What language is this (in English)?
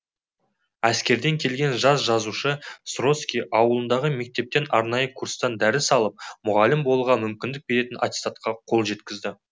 Kazakh